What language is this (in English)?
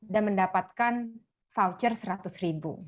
Indonesian